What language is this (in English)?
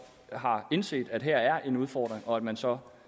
Danish